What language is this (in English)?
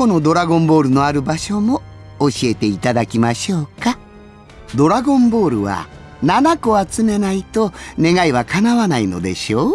Japanese